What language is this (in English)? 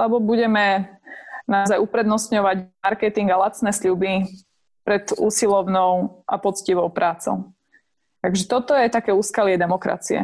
Slovak